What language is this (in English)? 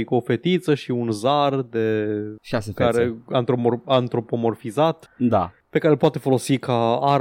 Romanian